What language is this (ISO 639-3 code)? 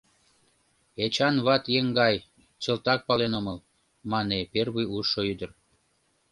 chm